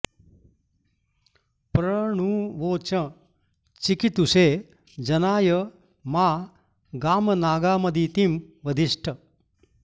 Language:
Sanskrit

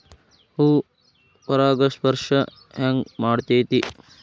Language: Kannada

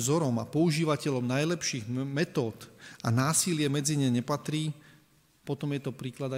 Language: Slovak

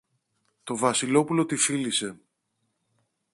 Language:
Greek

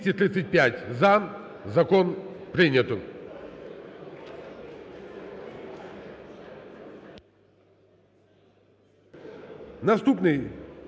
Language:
Ukrainian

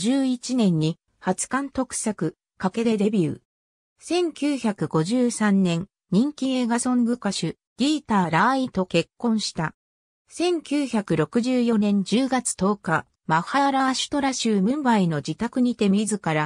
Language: Japanese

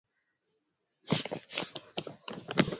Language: Swahili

